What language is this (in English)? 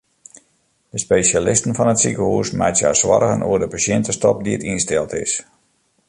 Western Frisian